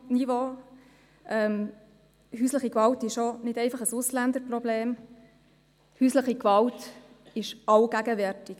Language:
Swiss German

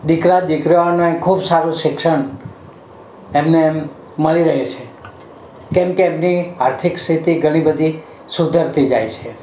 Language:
Gujarati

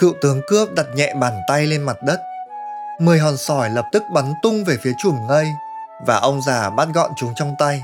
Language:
Vietnamese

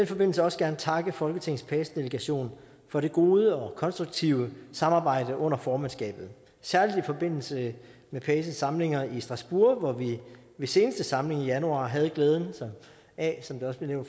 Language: Danish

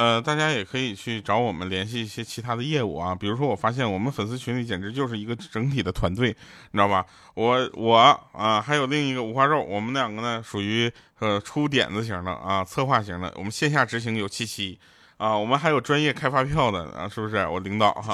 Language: Chinese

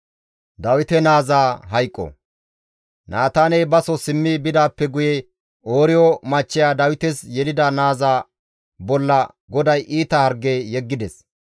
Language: Gamo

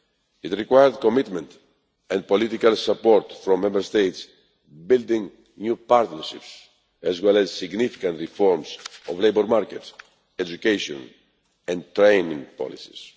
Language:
English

